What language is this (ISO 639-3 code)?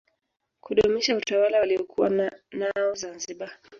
swa